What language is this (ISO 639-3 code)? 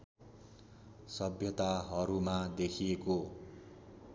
nep